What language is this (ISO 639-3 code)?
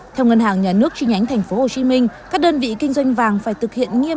vie